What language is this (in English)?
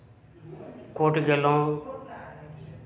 Maithili